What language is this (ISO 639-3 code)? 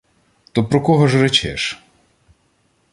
ukr